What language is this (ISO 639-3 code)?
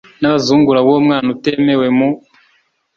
kin